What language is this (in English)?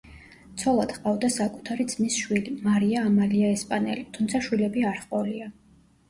Georgian